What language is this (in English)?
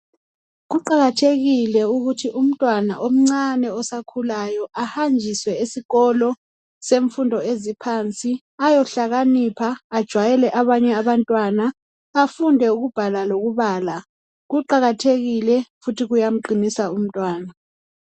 North Ndebele